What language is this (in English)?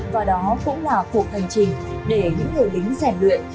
Vietnamese